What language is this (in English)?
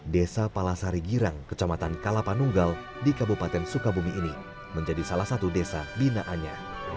Indonesian